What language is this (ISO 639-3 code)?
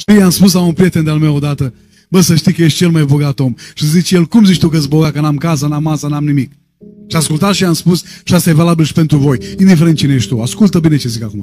ron